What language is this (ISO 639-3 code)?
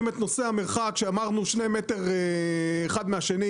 heb